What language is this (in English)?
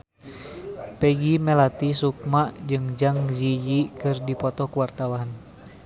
Sundanese